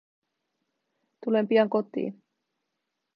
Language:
Finnish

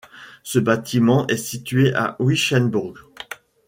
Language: French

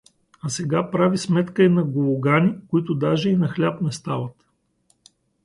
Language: Bulgarian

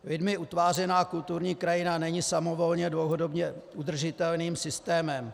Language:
Czech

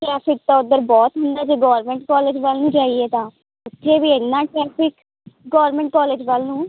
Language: Punjabi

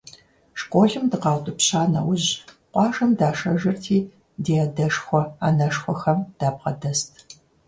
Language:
Kabardian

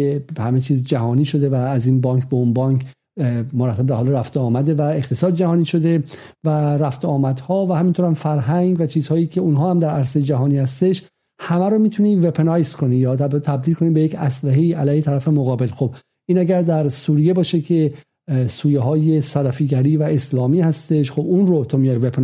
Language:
Persian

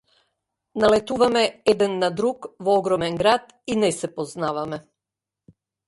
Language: Macedonian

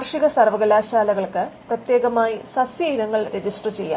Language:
Malayalam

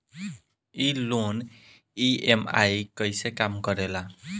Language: Bhojpuri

